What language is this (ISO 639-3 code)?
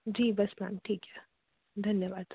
hin